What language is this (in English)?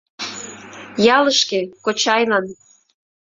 Mari